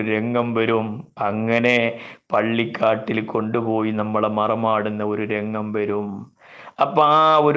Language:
Malayalam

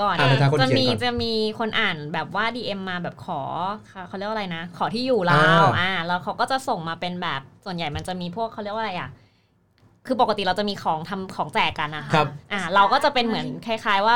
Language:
Thai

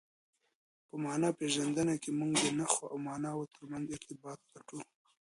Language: Pashto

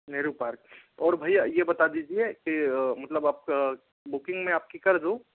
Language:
Hindi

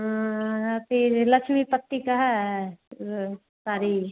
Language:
Hindi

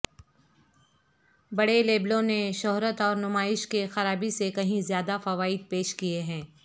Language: Urdu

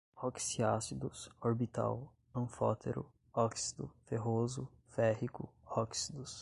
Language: Portuguese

